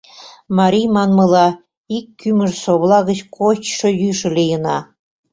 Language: Mari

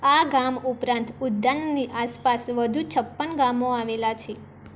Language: Gujarati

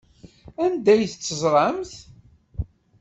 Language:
Kabyle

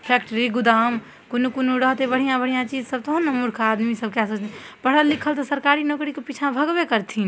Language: Maithili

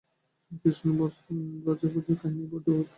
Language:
Bangla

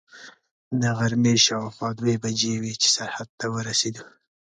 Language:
Pashto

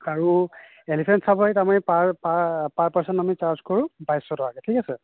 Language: Assamese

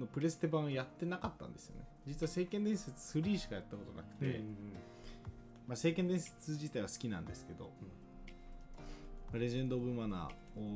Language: Japanese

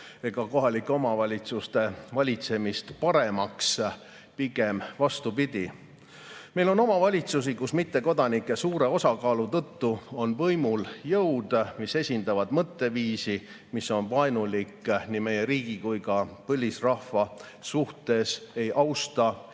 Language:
Estonian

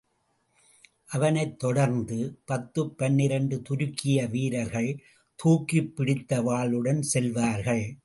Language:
Tamil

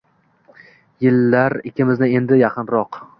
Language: Uzbek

